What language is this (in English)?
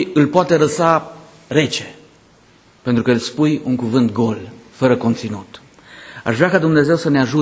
Romanian